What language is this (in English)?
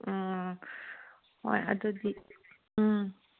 Manipuri